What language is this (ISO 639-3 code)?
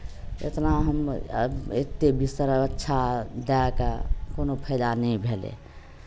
mai